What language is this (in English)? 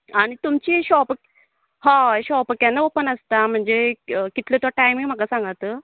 Konkani